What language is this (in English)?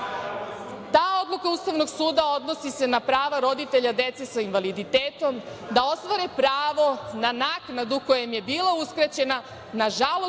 Serbian